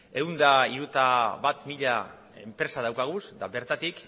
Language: Basque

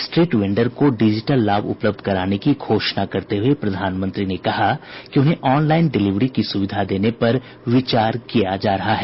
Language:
Hindi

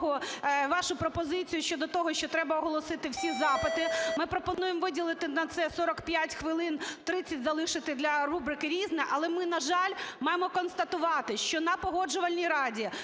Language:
Ukrainian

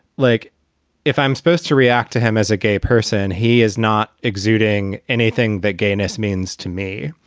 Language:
English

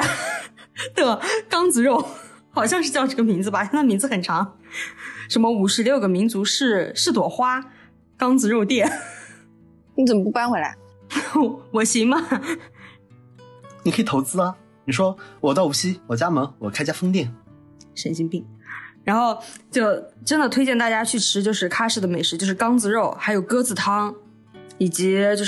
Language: Chinese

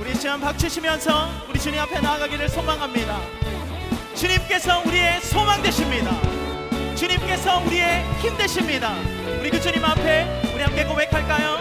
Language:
Korean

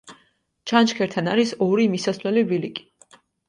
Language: Georgian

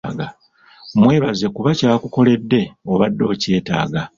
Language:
Ganda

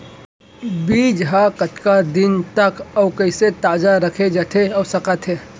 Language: Chhattisgarhi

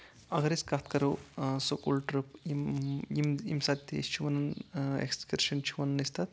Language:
Kashmiri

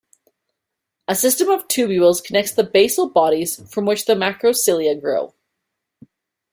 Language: English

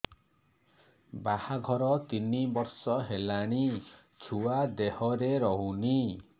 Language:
Odia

